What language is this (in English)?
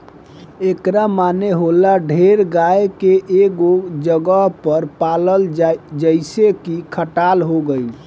Bhojpuri